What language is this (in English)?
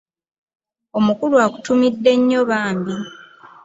Ganda